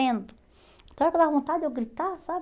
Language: Portuguese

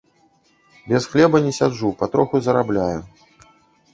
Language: Belarusian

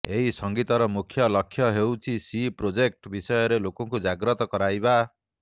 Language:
Odia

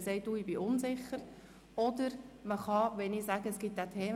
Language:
Swiss German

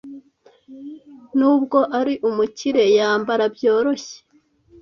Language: Kinyarwanda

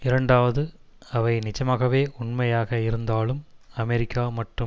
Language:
Tamil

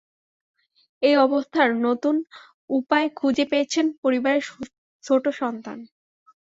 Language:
Bangla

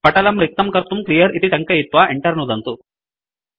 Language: Sanskrit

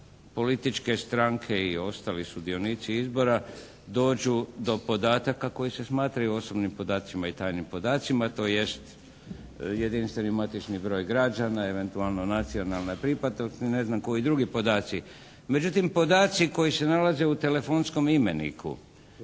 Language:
Croatian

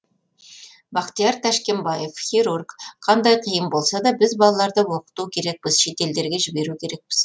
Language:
Kazakh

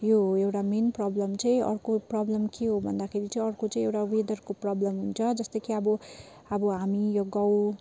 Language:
Nepali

